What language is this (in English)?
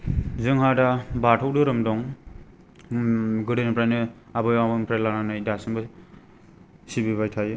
Bodo